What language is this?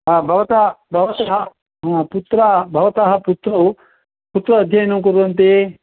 Sanskrit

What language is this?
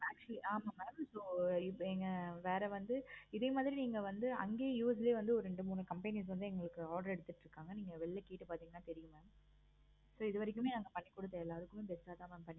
Tamil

